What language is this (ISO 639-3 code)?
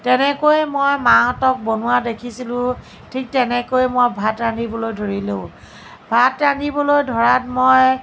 asm